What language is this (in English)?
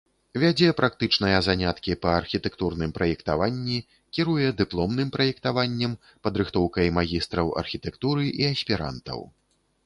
Belarusian